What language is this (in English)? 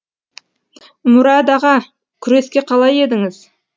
Kazakh